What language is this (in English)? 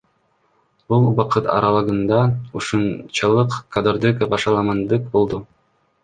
Kyrgyz